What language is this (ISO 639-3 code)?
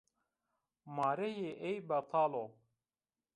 zza